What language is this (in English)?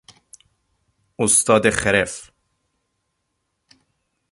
Persian